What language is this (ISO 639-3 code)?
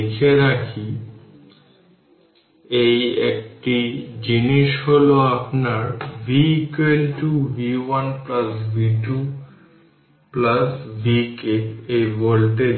ben